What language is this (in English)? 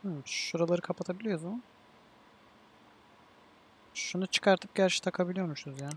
Turkish